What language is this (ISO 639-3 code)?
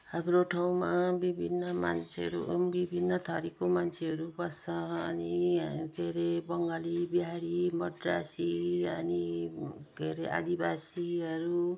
nep